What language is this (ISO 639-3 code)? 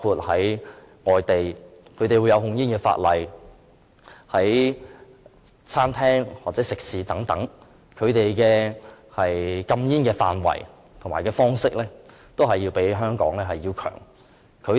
yue